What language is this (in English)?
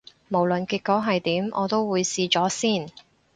Cantonese